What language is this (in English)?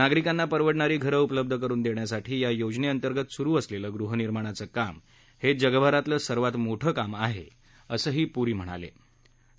Marathi